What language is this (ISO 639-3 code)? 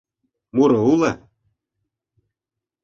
chm